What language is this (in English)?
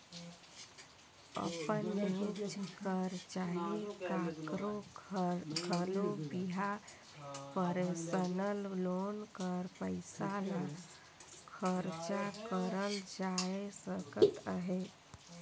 Chhattisgarhi